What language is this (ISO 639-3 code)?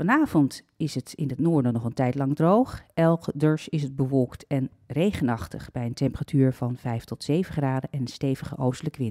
nld